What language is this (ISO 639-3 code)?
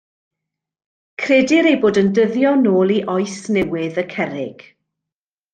cym